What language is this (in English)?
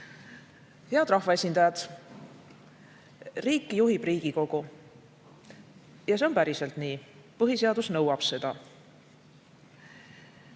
Estonian